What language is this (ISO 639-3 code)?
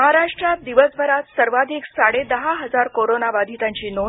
mar